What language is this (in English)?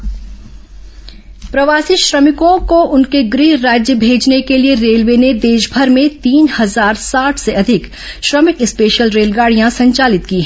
Hindi